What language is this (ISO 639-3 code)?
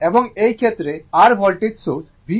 ben